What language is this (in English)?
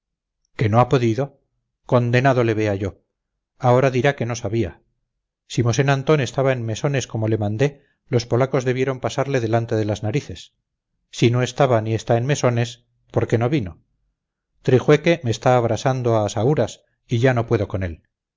Spanish